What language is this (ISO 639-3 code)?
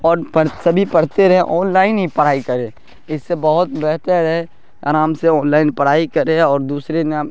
urd